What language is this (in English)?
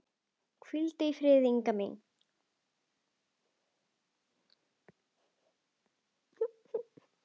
Icelandic